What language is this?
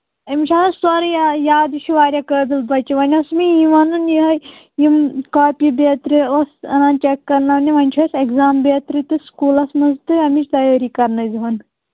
Kashmiri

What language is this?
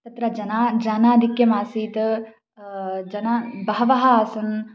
Sanskrit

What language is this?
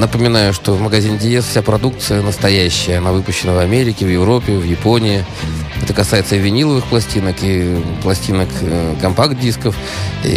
Russian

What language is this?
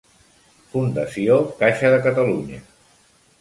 Catalan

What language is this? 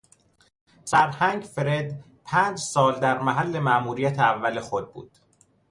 Persian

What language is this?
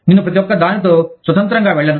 Telugu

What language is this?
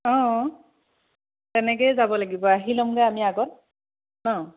Assamese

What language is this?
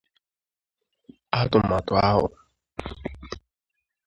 Igbo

